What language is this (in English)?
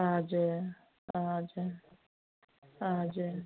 Nepali